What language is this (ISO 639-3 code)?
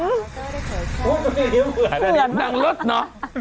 tha